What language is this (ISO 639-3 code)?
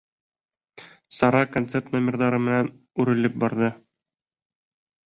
bak